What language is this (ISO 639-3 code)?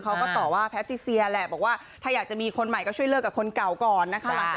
tha